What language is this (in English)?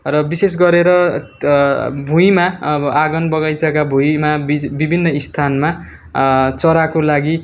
Nepali